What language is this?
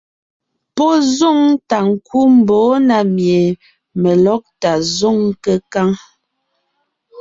Ngiemboon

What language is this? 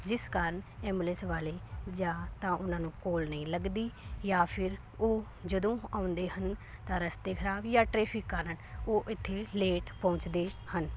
Punjabi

